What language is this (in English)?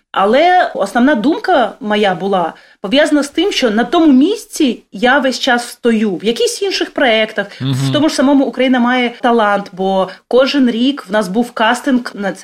Ukrainian